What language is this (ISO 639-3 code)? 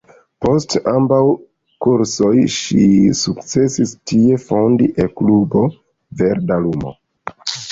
epo